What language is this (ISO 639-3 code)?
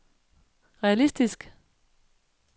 dan